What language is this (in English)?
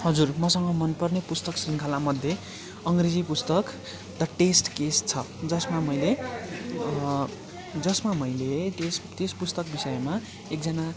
Nepali